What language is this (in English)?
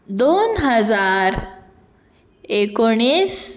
Konkani